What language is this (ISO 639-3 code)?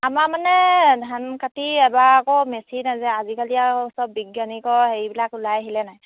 asm